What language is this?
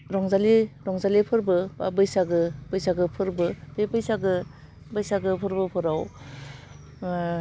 Bodo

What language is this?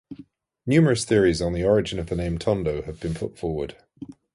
English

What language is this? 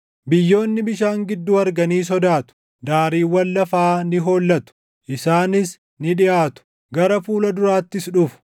Oromo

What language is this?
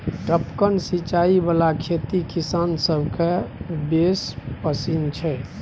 Maithili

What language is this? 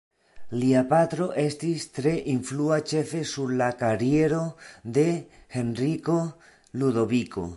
Esperanto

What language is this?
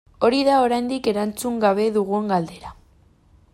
Basque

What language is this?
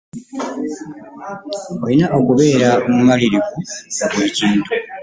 Ganda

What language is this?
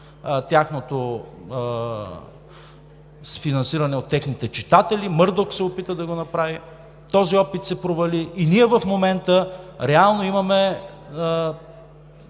Bulgarian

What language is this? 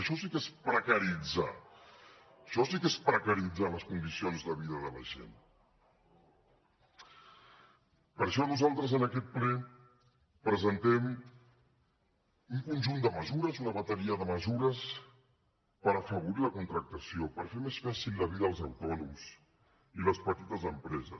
Catalan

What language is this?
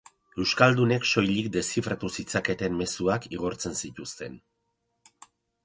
Basque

